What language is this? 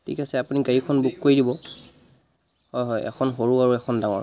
Assamese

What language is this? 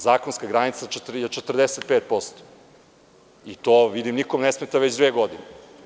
Serbian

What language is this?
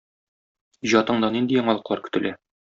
Tatar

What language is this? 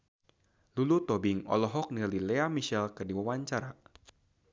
Sundanese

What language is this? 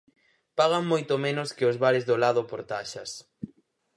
Galician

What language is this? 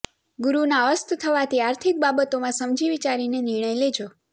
Gujarati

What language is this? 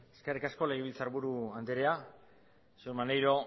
Basque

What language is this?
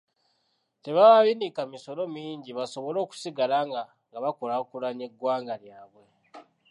Ganda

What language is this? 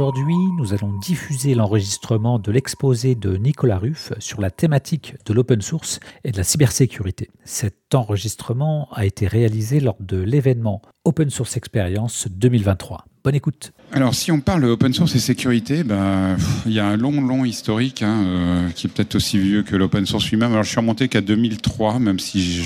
French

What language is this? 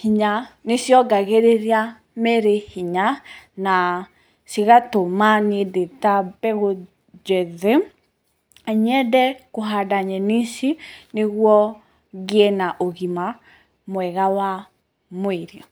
Kikuyu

